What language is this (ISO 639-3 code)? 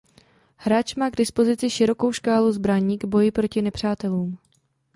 ces